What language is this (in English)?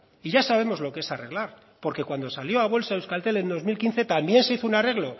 Spanish